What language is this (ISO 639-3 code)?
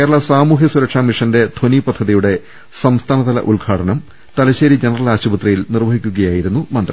mal